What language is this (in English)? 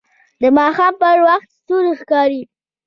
Pashto